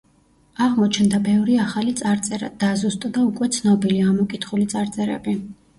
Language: Georgian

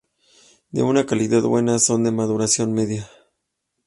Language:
Spanish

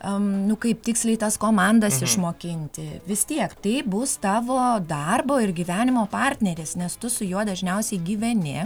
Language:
Lithuanian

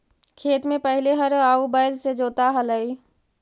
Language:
Magahi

